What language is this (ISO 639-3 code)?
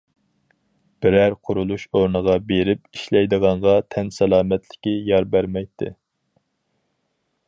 uig